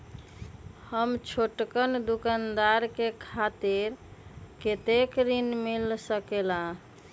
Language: Magahi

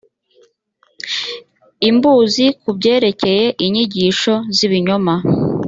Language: Kinyarwanda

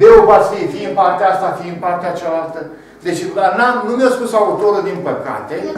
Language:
Romanian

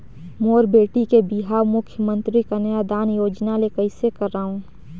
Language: Chhattisgarhi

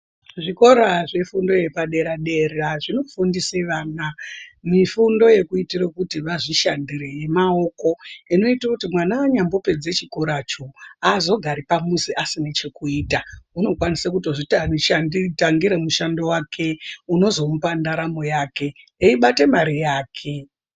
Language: Ndau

